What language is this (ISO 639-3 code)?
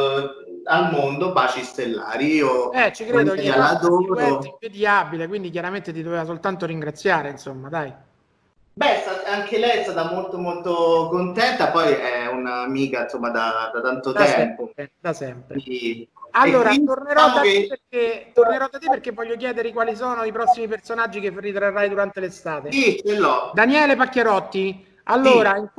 ita